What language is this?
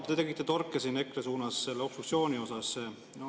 Estonian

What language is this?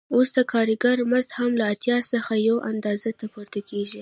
Pashto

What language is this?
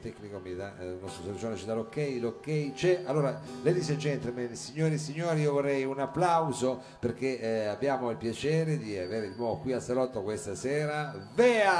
Italian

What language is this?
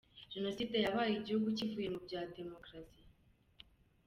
Kinyarwanda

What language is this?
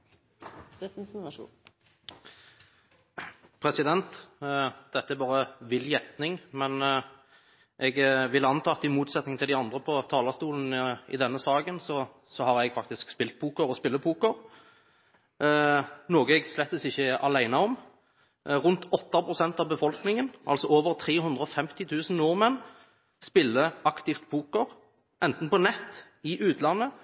Norwegian Bokmål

